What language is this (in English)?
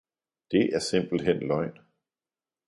Danish